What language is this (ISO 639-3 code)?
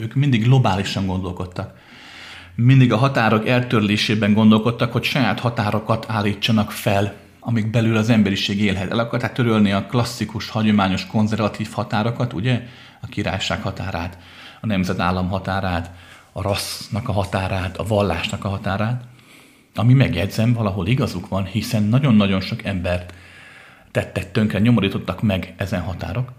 hun